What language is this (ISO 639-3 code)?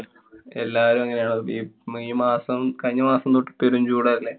mal